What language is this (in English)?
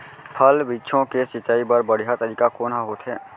Chhattisgarhi